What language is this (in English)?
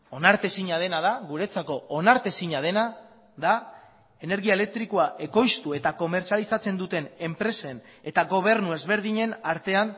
Basque